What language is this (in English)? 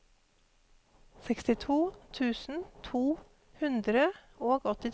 Norwegian